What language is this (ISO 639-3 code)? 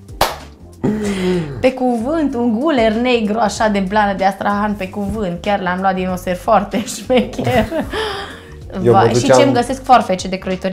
ron